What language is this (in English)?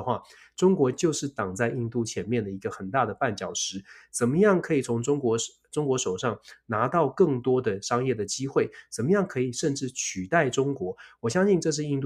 Chinese